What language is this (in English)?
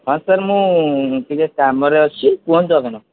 Odia